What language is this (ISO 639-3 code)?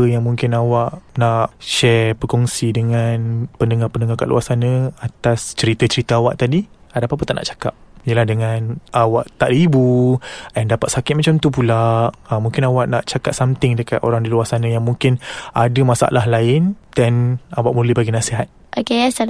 msa